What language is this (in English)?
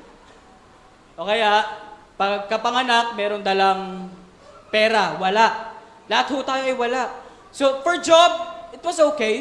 Filipino